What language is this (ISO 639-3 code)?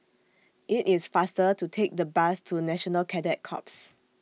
eng